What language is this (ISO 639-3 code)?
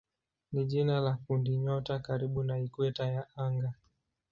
swa